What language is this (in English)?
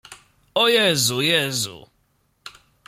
Polish